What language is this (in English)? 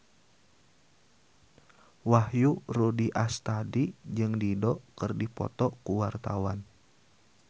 Sundanese